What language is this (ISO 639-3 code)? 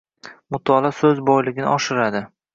uzb